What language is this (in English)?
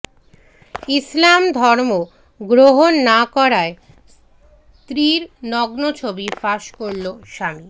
Bangla